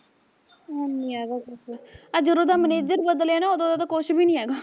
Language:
Punjabi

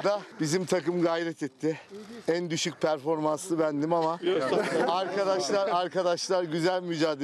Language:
Turkish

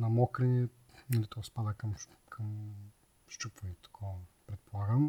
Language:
Bulgarian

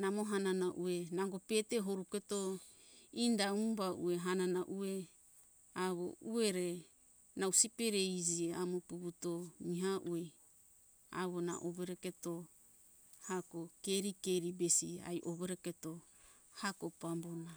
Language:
Hunjara-Kaina Ke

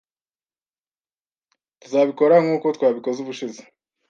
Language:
Kinyarwanda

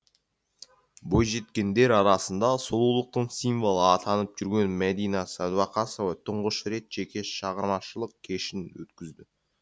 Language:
Kazakh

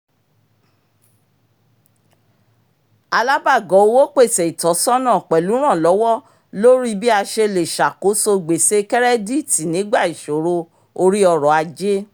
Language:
Yoruba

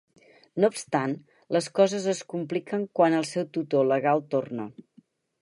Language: Catalan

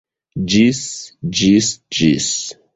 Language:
Esperanto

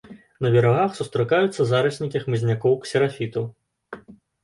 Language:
Belarusian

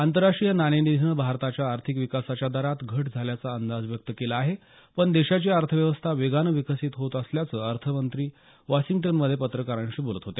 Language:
Marathi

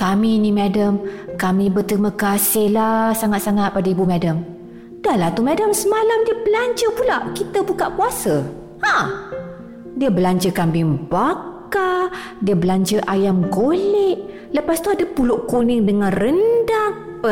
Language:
Malay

